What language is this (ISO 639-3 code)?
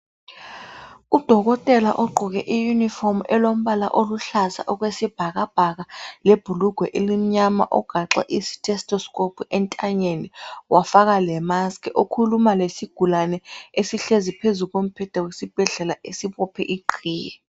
nde